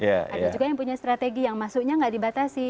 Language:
Indonesian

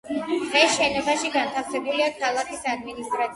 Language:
Georgian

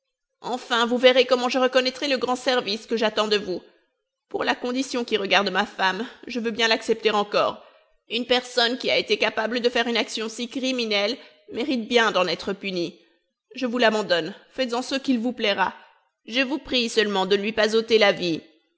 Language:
French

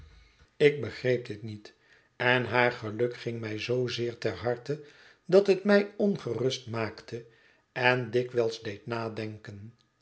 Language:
Dutch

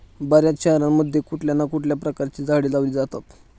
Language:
Marathi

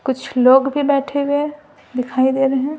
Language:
Hindi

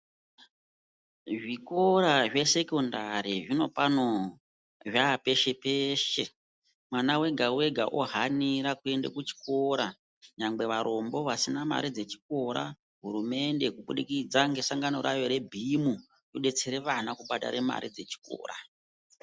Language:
Ndau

